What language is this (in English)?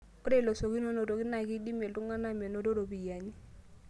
Masai